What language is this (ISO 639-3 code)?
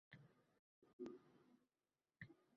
uzb